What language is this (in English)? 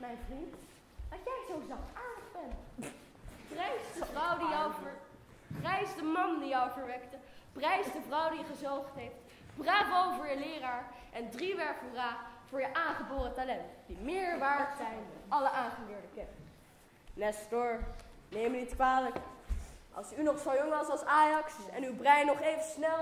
Dutch